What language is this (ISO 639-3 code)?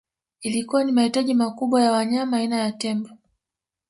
swa